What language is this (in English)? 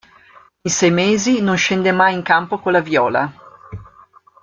Italian